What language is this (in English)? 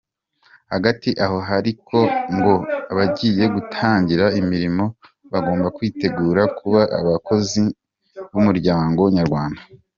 Kinyarwanda